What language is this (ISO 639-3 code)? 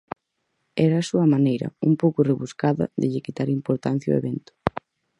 glg